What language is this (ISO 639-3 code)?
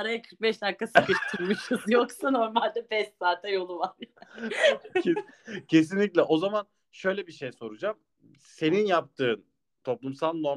tur